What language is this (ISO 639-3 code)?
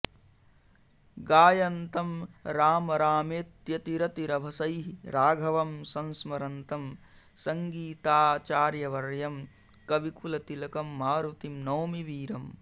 san